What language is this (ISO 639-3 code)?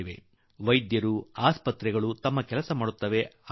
kan